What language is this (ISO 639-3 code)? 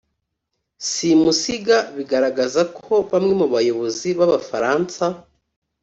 kin